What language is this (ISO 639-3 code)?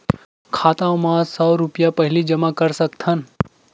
hne